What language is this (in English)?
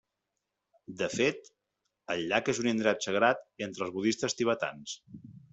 Catalan